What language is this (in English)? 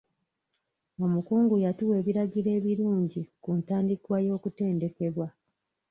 Ganda